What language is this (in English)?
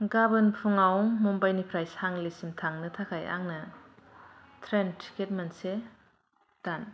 Bodo